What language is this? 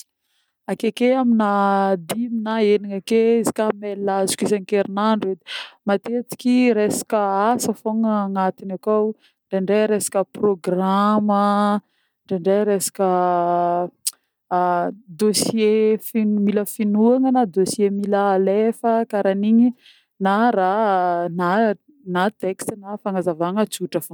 Northern Betsimisaraka Malagasy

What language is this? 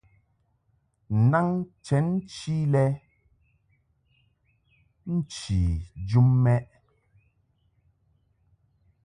Mungaka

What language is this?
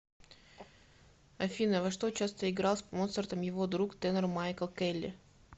Russian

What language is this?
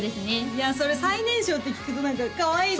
Japanese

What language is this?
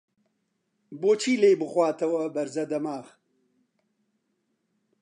Central Kurdish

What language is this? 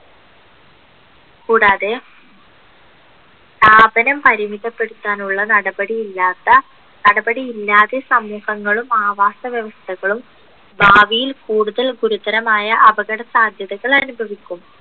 Malayalam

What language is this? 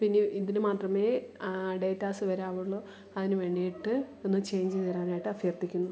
Malayalam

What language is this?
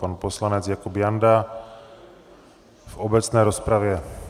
Czech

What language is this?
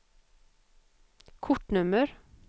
Swedish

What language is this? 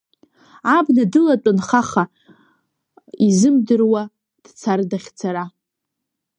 Abkhazian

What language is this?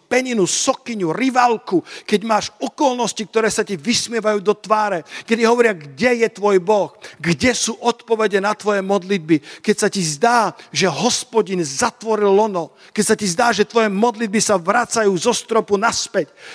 Slovak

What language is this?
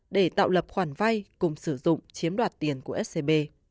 Vietnamese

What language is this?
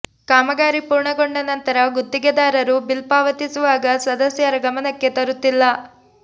Kannada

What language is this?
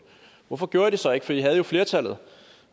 Danish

